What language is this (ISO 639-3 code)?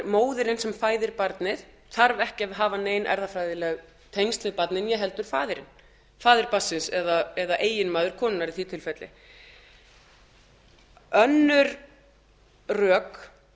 isl